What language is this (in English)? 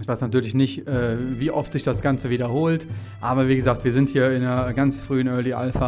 German